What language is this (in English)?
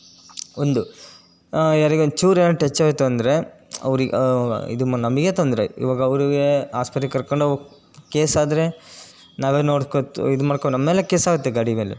Kannada